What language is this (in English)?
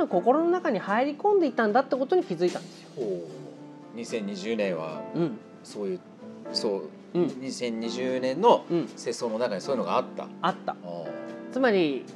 Japanese